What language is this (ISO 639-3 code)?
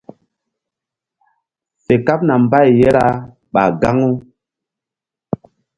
mdd